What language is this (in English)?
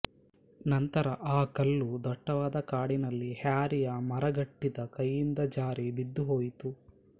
Kannada